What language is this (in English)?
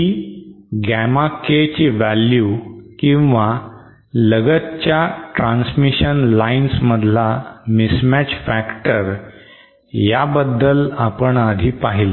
Marathi